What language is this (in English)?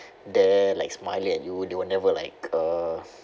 English